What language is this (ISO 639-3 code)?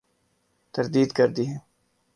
urd